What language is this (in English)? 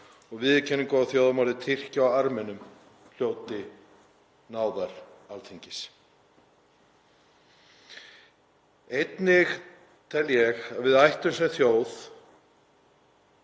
Icelandic